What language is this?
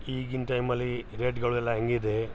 Kannada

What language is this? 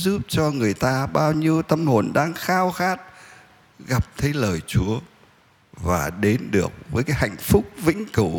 Vietnamese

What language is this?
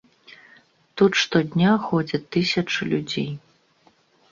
Belarusian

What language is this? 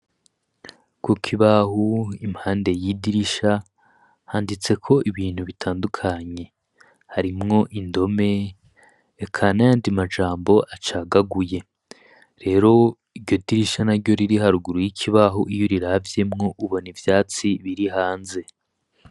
Rundi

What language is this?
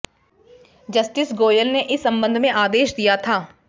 Hindi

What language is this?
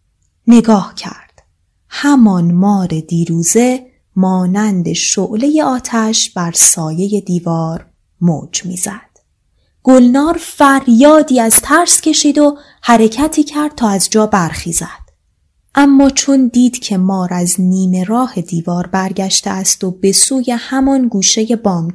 Persian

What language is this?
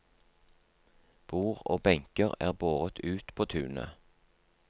Norwegian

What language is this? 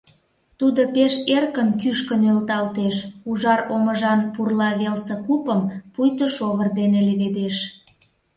Mari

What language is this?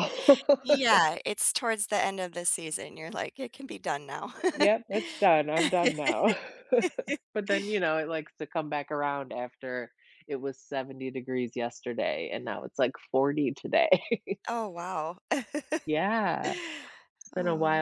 English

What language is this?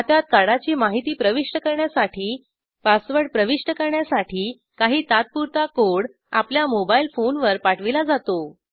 Marathi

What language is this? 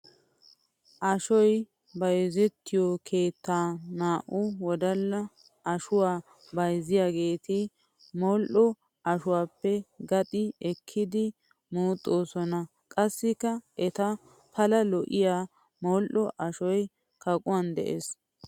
Wolaytta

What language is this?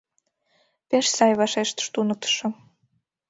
Mari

